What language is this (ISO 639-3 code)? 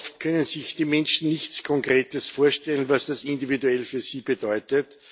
deu